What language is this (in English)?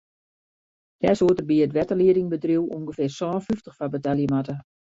Western Frisian